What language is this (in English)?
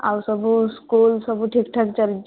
Odia